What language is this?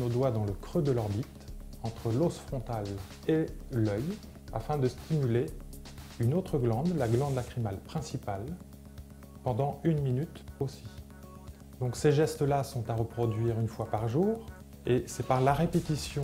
French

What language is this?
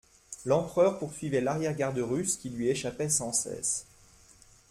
French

